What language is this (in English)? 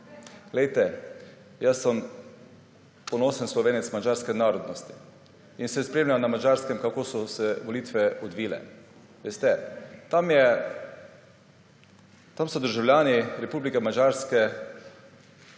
Slovenian